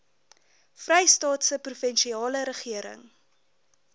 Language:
Afrikaans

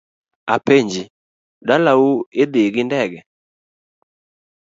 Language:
Luo (Kenya and Tanzania)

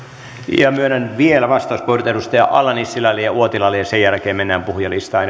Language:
Finnish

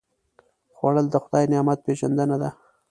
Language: Pashto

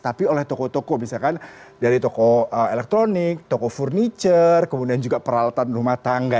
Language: Indonesian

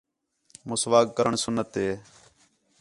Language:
Khetrani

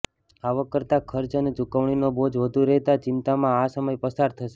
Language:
Gujarati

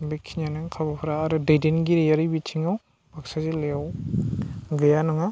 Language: Bodo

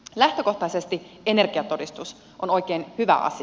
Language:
Finnish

